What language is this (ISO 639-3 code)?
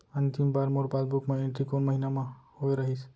hne